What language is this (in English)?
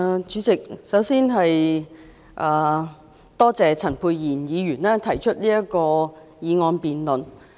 Cantonese